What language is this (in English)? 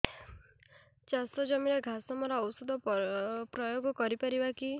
Odia